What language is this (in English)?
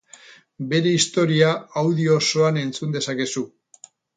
Basque